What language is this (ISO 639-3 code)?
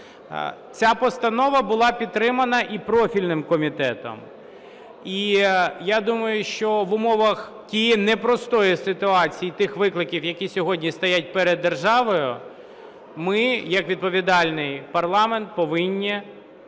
ukr